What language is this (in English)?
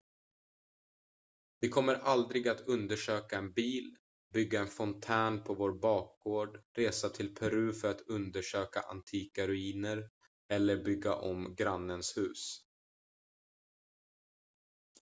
Swedish